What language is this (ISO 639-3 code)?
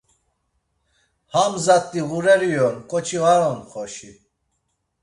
lzz